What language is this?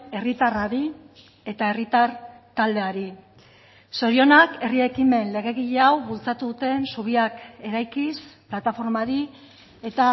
Basque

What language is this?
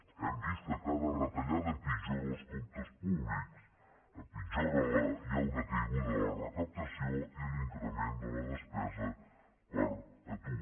Catalan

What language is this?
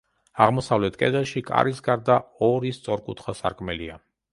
Georgian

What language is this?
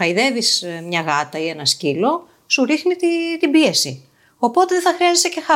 Greek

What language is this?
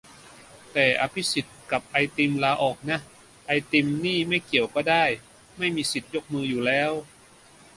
Thai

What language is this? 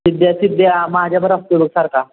Marathi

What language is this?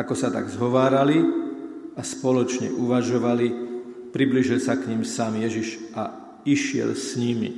Slovak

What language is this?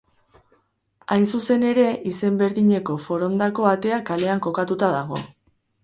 Basque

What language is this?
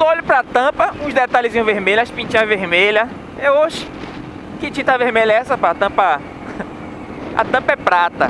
Portuguese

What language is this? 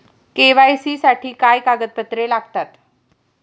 Marathi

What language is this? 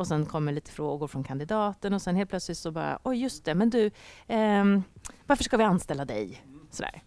Swedish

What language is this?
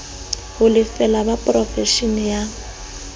Southern Sotho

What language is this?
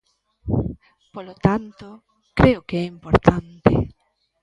Galician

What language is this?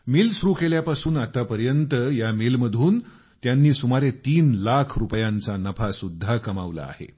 Marathi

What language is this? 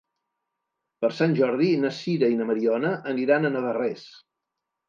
Catalan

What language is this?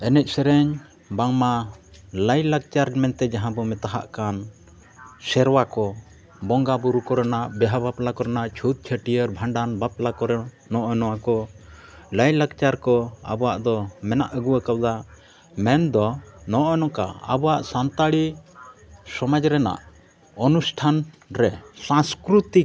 Santali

